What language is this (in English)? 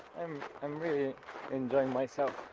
English